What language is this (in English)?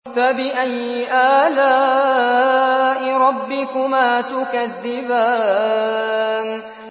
Arabic